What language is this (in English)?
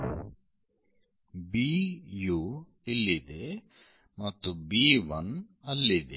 Kannada